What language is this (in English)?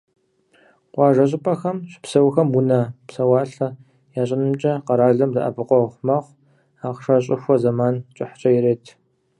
Kabardian